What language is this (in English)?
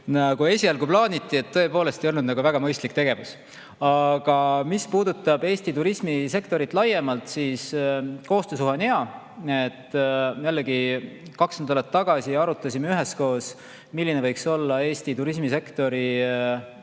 Estonian